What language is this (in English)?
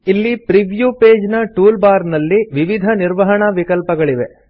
Kannada